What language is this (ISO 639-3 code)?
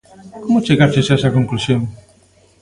glg